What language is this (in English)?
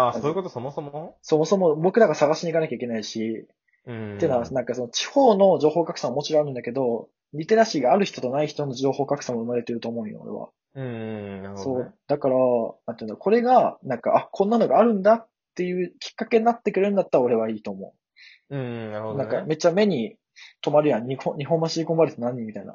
Japanese